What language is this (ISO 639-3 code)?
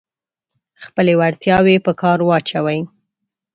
pus